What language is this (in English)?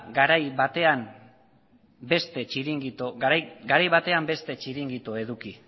Basque